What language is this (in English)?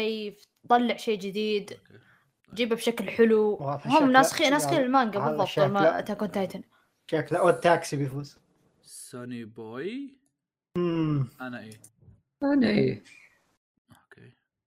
Arabic